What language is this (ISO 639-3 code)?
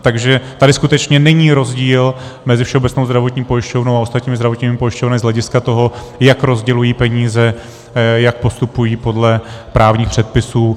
ces